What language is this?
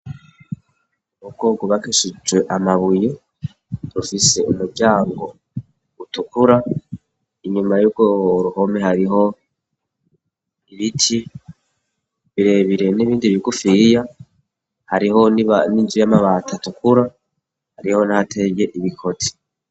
Rundi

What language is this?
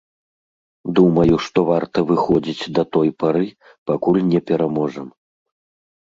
Belarusian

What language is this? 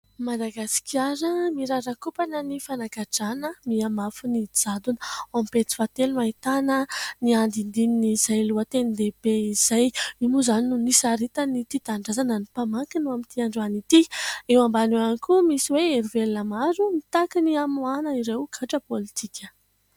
Malagasy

